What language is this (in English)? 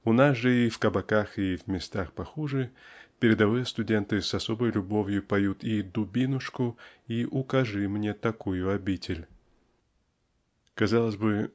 Russian